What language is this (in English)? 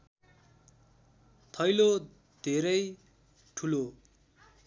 Nepali